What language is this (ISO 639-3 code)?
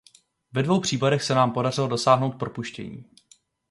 ces